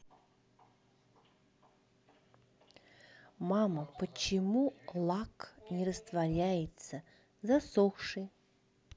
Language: Russian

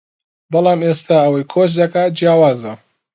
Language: Central Kurdish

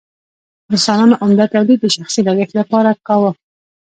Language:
Pashto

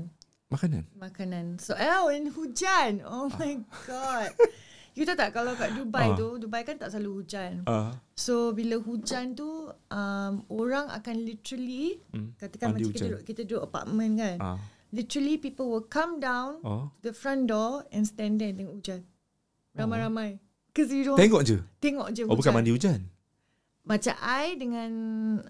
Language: Malay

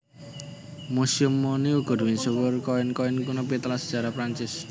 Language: Javanese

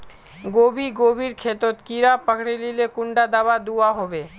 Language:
Magahi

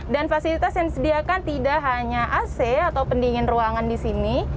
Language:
Indonesian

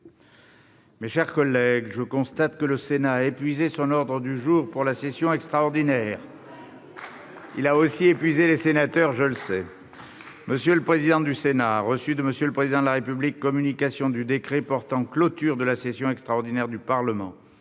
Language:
French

